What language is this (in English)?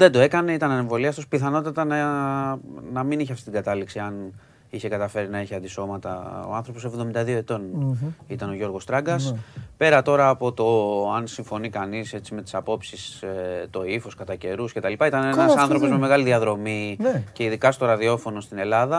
Greek